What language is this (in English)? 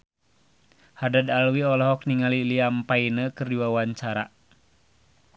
Sundanese